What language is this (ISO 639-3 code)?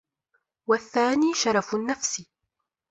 ara